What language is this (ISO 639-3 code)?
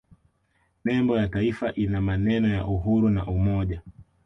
swa